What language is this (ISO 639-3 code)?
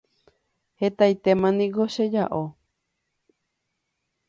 grn